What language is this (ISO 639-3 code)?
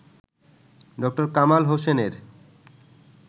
ben